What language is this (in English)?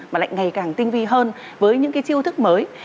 Vietnamese